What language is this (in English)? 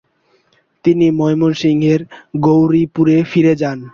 Bangla